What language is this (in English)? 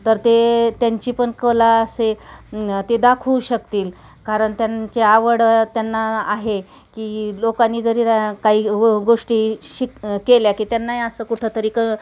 Marathi